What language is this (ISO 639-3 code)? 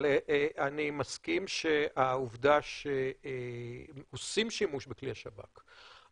heb